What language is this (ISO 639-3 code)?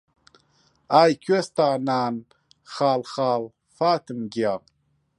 ckb